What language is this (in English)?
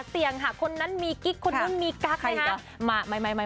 Thai